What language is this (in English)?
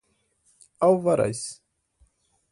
Portuguese